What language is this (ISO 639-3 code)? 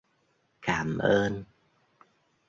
vie